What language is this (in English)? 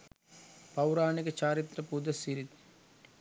Sinhala